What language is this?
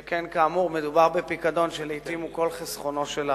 Hebrew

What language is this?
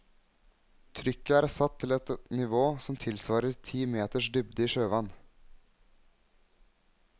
Norwegian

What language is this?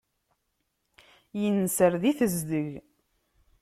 Kabyle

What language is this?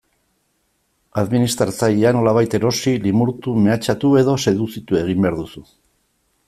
Basque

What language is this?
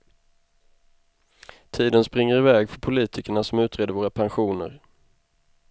Swedish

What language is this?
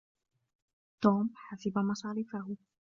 Arabic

